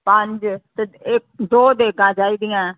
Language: Punjabi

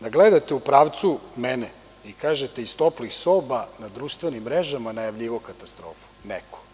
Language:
Serbian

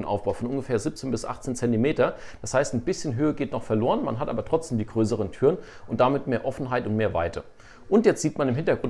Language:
German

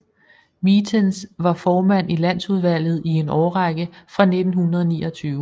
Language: Danish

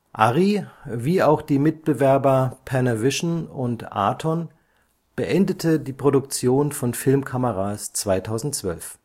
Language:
German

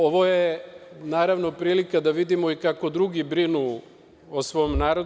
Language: Serbian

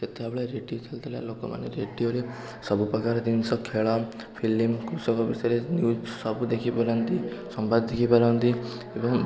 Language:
Odia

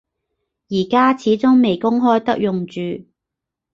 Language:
Cantonese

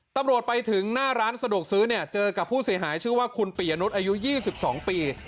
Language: Thai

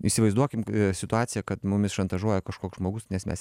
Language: Lithuanian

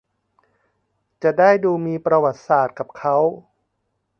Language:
Thai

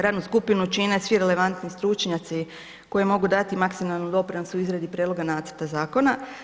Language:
Croatian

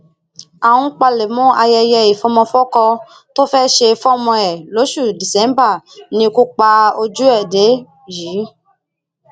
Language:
Yoruba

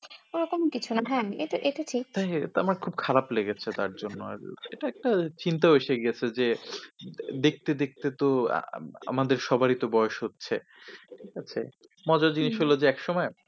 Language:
Bangla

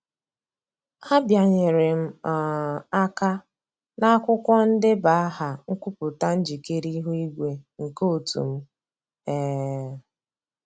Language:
Igbo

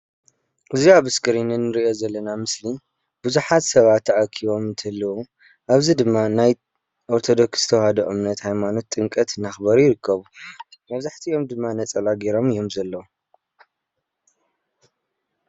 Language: Tigrinya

